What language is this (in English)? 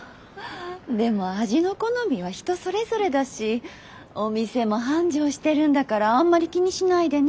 Japanese